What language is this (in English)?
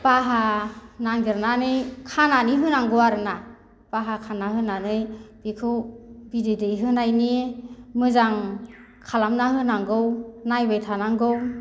Bodo